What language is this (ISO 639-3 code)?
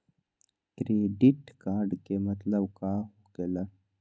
mag